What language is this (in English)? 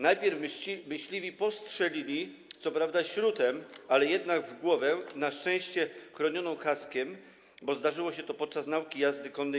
Polish